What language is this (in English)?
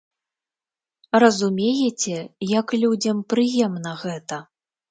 Belarusian